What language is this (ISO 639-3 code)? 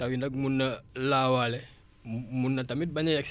wol